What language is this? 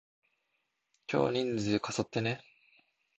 Japanese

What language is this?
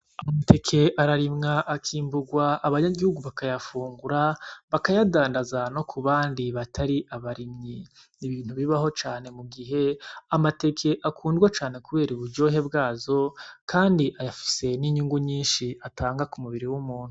Rundi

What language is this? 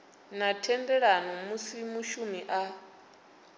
Venda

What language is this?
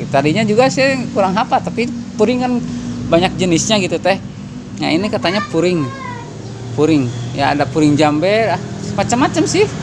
Indonesian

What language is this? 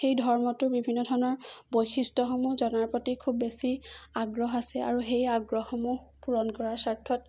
Assamese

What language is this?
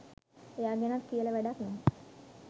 Sinhala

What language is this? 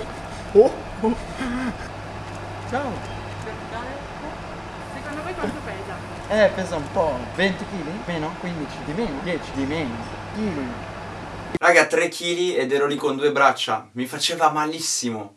Italian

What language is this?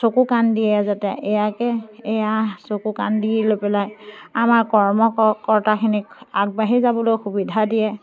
Assamese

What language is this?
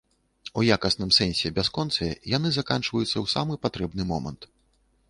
Belarusian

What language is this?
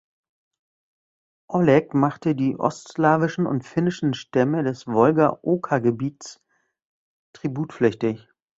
German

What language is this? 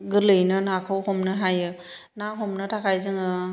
Bodo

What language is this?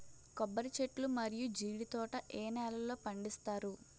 Telugu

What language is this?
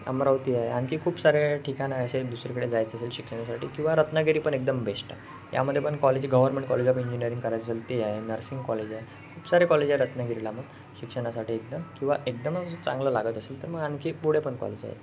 Marathi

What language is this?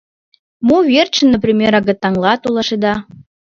Mari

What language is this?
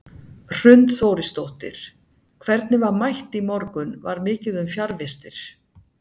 Icelandic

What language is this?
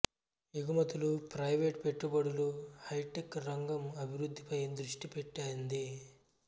Telugu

